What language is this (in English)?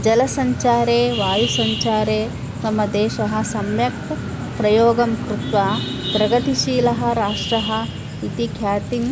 Sanskrit